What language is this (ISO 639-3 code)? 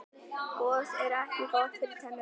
isl